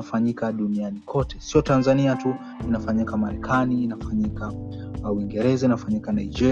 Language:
Swahili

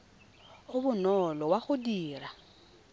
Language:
Tswana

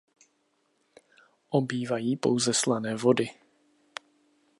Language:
Czech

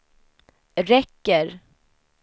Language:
Swedish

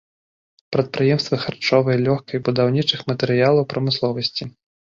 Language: Belarusian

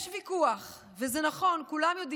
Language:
Hebrew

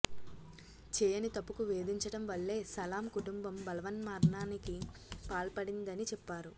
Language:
Telugu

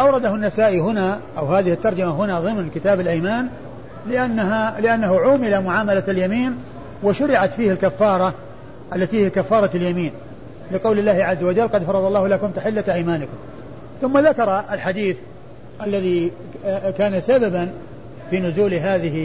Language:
Arabic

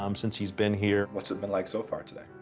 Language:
English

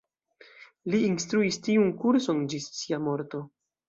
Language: Esperanto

